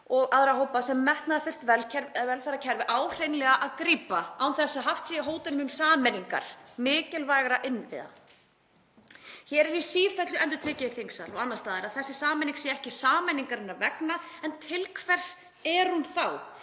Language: Icelandic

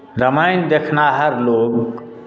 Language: Maithili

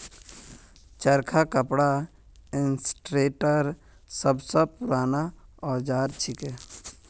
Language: Magahi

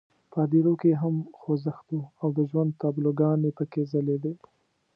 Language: Pashto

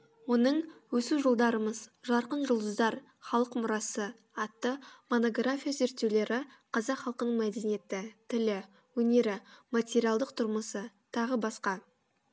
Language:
Kazakh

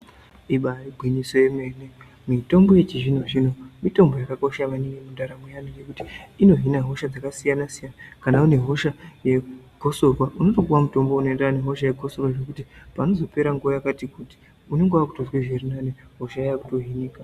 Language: Ndau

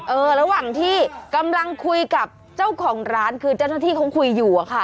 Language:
Thai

